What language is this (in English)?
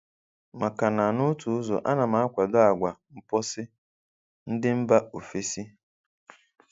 Igbo